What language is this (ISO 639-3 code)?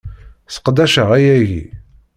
kab